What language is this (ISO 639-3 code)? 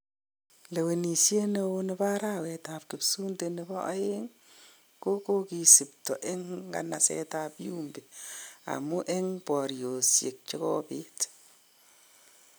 kln